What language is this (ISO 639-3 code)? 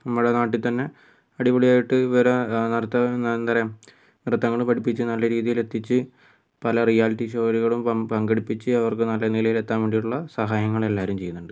mal